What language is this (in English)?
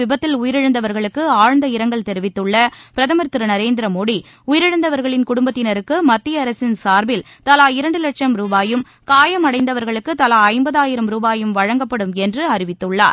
Tamil